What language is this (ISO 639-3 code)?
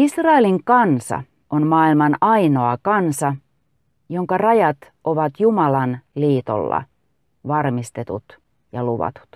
fin